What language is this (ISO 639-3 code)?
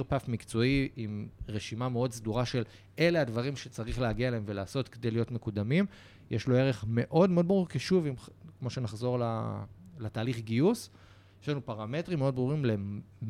heb